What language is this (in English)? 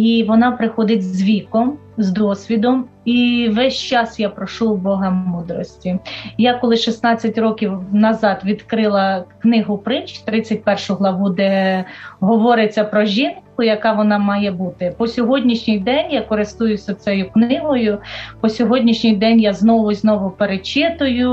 Ukrainian